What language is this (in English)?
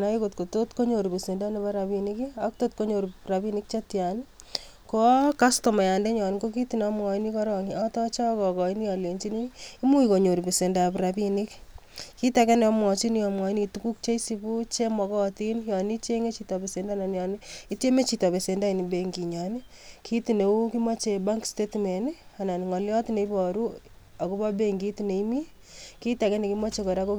Kalenjin